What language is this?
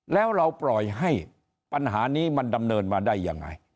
Thai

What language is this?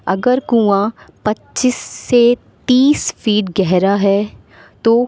Urdu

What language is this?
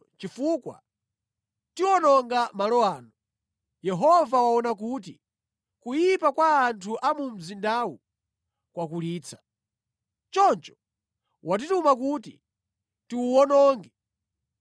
Nyanja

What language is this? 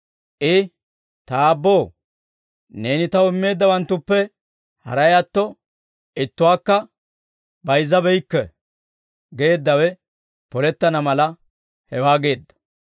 Dawro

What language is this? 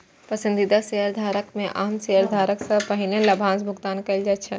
Maithili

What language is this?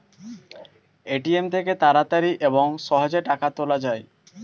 Bangla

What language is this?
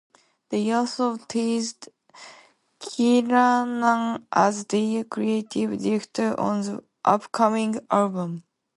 English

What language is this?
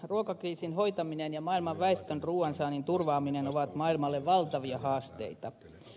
Finnish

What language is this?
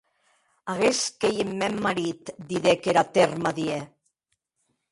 Occitan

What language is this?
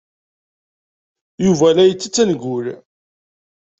Kabyle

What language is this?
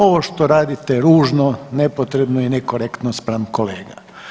Croatian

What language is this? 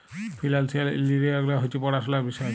Bangla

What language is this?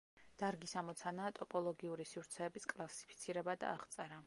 Georgian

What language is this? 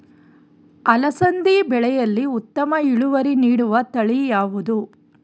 Kannada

